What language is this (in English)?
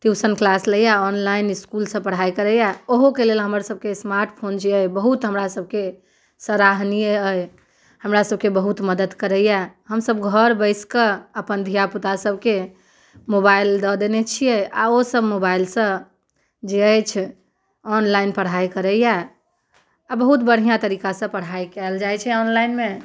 Maithili